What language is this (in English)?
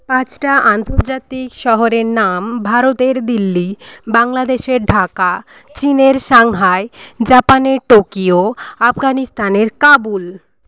Bangla